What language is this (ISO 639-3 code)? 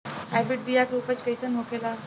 bho